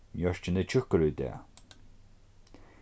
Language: Faroese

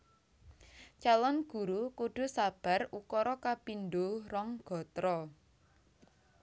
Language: Javanese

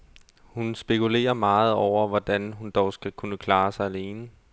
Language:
Danish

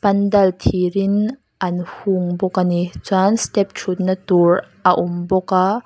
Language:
Mizo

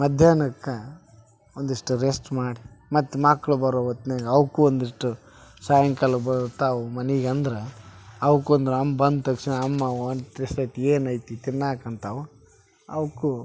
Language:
Kannada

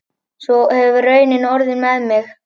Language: Icelandic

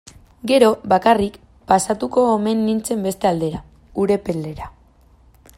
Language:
Basque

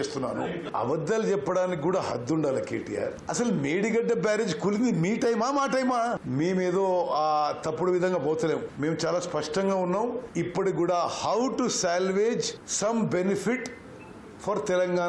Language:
Telugu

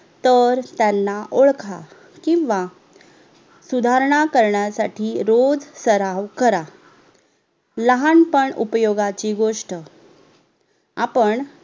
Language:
Marathi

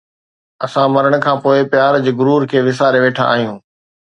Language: Sindhi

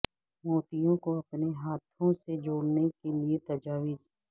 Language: Urdu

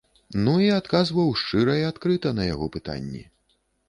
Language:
Belarusian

